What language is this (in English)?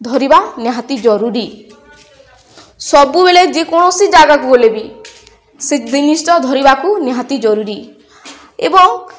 Odia